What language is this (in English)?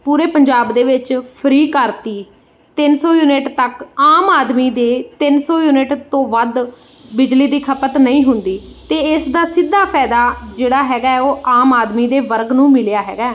Punjabi